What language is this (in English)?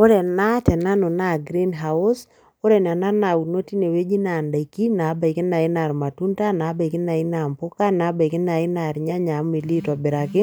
Masai